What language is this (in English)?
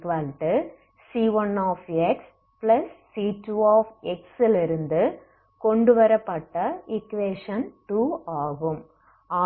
Tamil